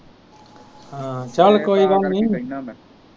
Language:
Punjabi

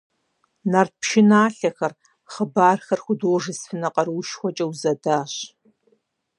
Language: Kabardian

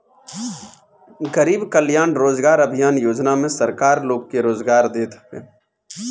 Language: Bhojpuri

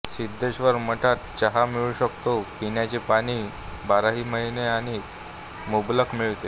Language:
Marathi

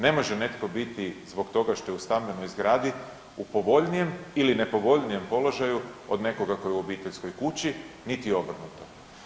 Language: Croatian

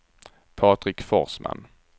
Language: Swedish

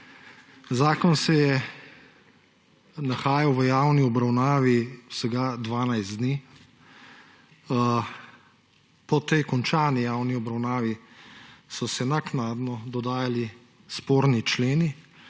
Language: Slovenian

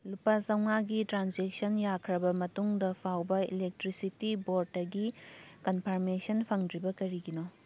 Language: Manipuri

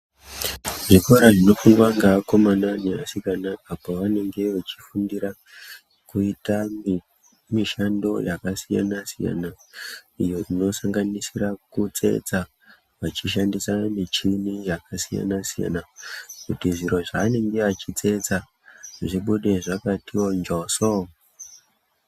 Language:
Ndau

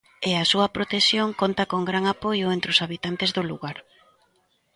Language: Galician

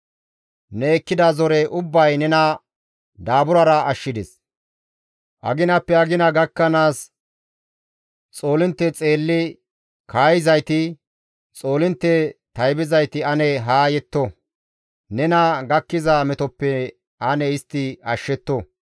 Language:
Gamo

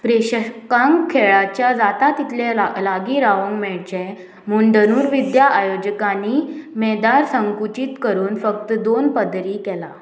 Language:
Konkani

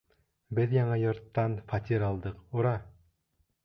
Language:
Bashkir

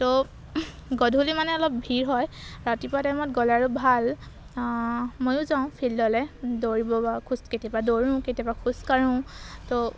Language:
Assamese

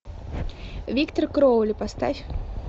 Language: Russian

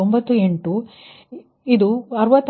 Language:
Kannada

